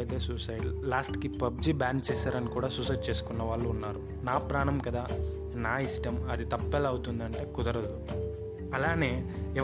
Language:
Telugu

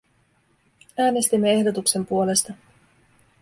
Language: Finnish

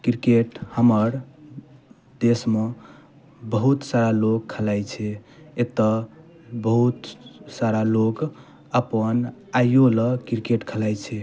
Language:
Maithili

